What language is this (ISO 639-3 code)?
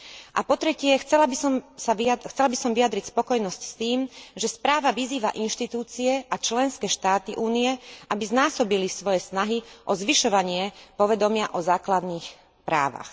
slk